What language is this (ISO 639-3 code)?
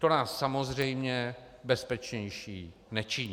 ces